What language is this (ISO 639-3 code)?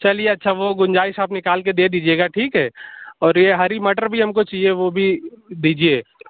urd